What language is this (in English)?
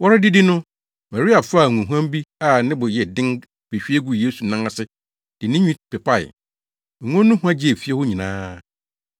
Akan